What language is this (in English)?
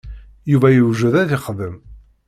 Kabyle